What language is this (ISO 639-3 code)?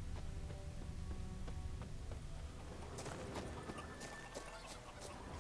pol